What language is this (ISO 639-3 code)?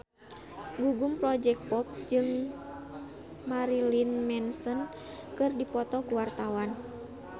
sun